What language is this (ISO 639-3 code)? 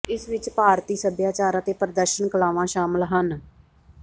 pan